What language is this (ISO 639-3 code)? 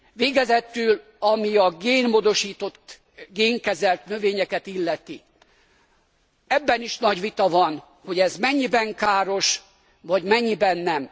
hun